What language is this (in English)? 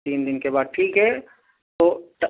Urdu